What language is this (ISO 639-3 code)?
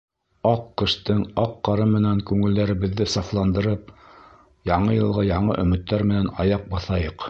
bak